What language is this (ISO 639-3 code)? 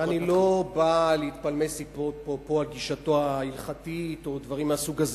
heb